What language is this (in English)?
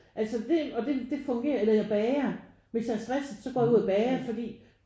Danish